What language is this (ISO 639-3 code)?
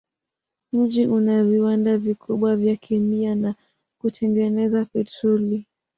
swa